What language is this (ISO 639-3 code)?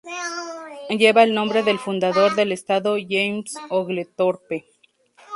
spa